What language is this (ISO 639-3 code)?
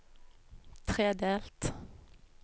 nor